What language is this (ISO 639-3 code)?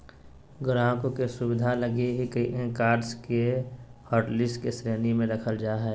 mag